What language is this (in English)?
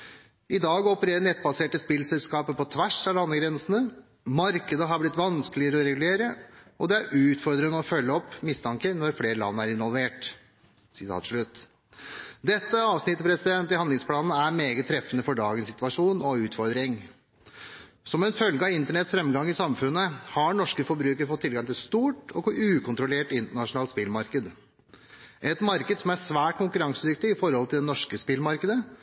Norwegian Bokmål